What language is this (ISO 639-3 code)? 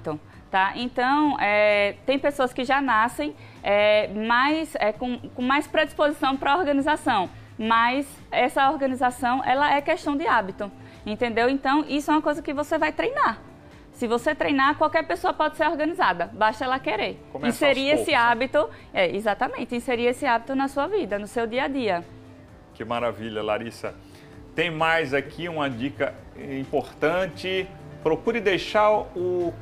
por